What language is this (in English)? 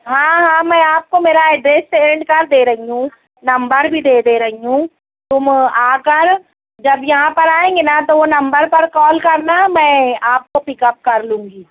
Urdu